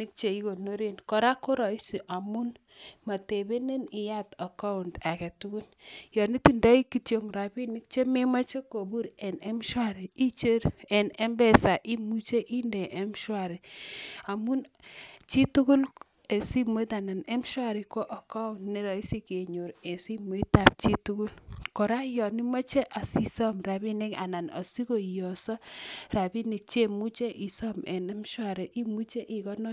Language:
Kalenjin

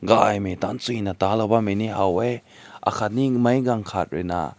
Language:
Rongmei Naga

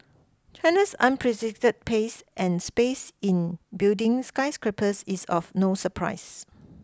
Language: English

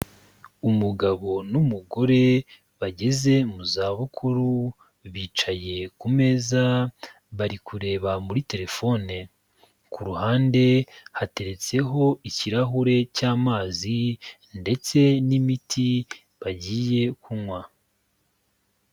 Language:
Kinyarwanda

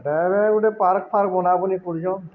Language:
Odia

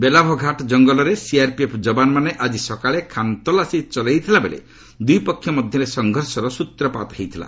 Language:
Odia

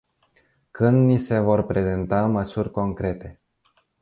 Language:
Romanian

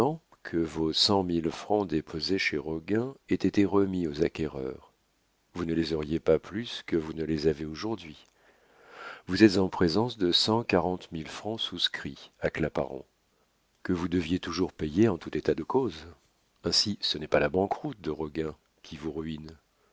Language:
French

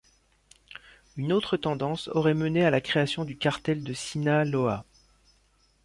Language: French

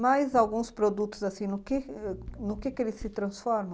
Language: Portuguese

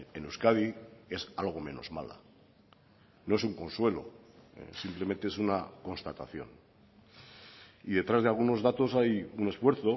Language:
Spanish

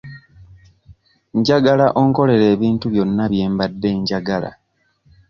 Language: Ganda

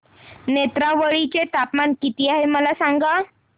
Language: Marathi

